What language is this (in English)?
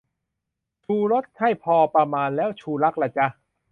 Thai